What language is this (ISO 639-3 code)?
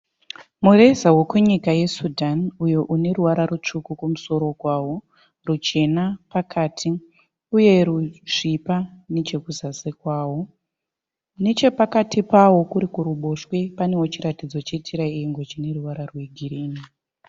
sna